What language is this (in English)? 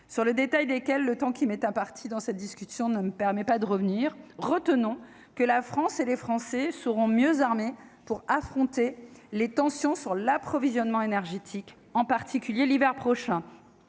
French